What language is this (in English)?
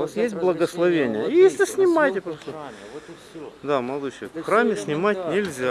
Ukrainian